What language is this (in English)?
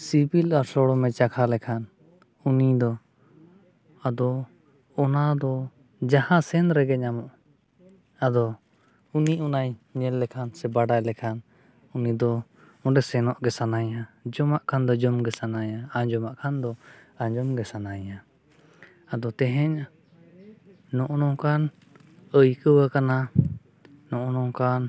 Santali